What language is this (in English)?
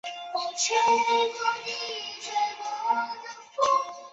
Chinese